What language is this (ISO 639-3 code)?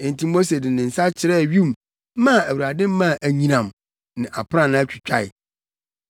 aka